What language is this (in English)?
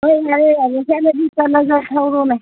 Manipuri